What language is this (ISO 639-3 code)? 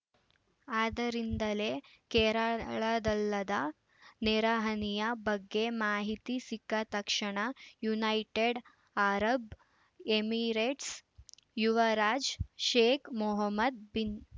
kan